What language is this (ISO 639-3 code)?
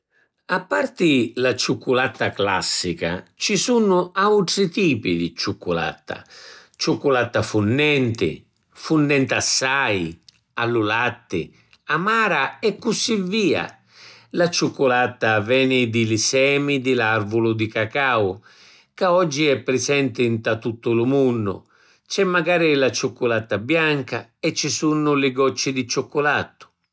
scn